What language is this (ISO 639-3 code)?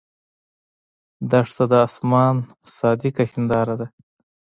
pus